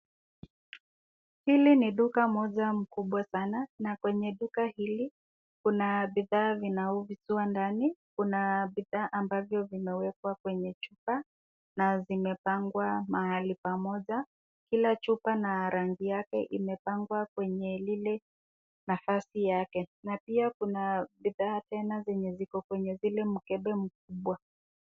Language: Swahili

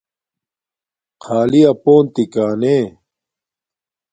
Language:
Domaaki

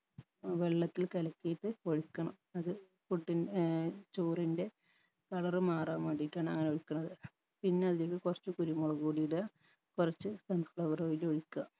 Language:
Malayalam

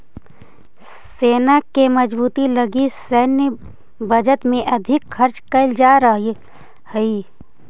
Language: Magahi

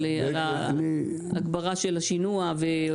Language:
Hebrew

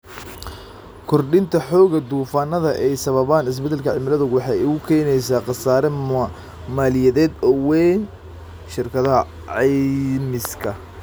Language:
Somali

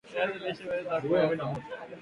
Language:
Swahili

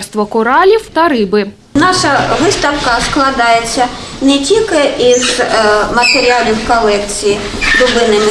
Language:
Ukrainian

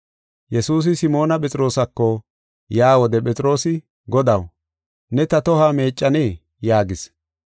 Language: Gofa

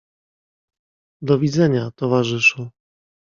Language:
Polish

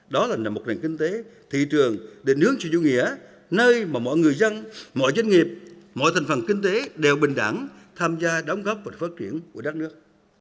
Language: Vietnamese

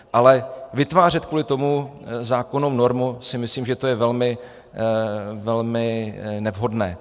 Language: Czech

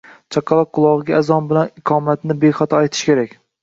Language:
Uzbek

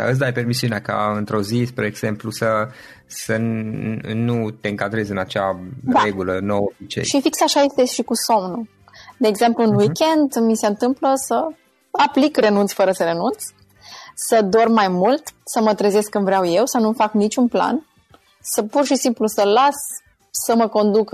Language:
Romanian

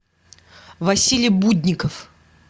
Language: Russian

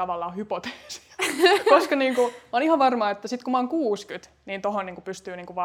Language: Finnish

